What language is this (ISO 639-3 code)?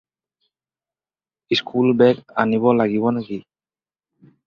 asm